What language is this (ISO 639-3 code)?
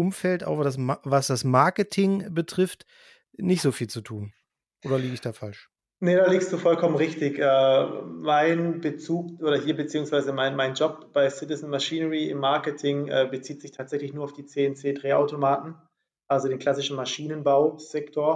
deu